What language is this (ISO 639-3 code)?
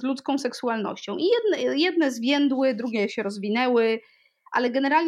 pol